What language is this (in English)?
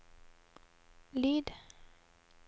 Norwegian